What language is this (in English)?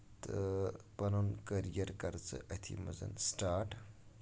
Kashmiri